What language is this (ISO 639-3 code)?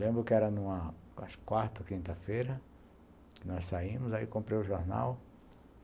por